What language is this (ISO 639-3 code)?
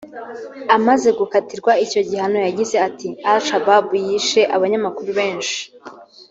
kin